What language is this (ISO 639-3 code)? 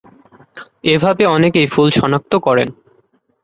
ben